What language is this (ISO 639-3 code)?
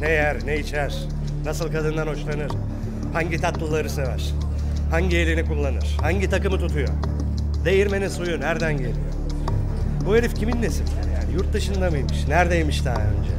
tur